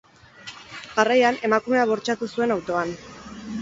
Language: Basque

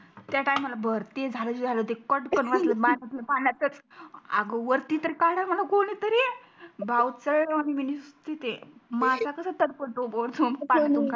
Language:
Marathi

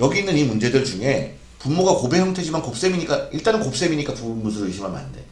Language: Korean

